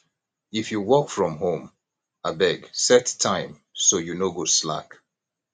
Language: Nigerian Pidgin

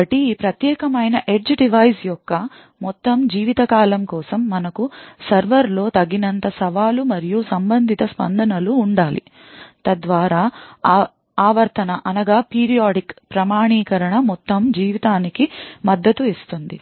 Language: Telugu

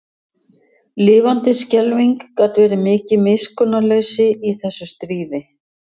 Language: Icelandic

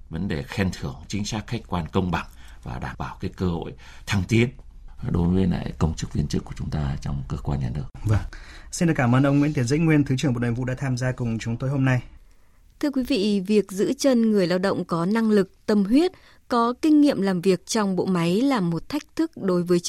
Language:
Vietnamese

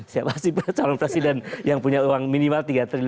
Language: Indonesian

